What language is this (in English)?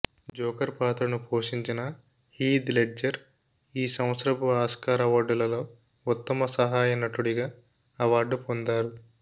Telugu